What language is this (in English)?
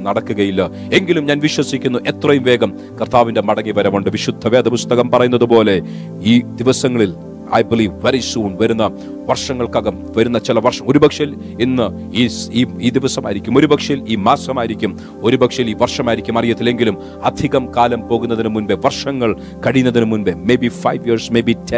Malayalam